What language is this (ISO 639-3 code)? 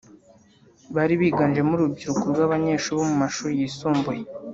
kin